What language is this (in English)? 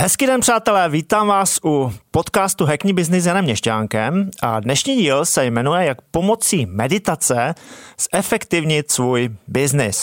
Czech